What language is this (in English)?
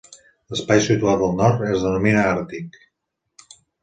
Catalan